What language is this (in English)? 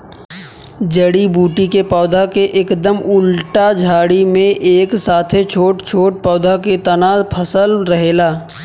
Bhojpuri